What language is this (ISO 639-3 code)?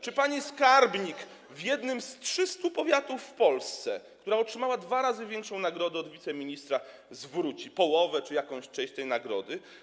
pol